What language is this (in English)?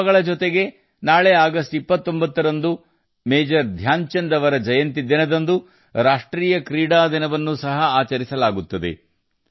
Kannada